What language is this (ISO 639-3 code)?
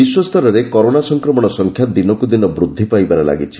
ori